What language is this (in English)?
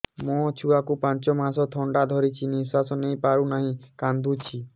Odia